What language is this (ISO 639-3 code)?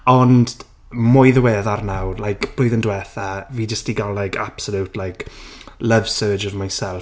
cym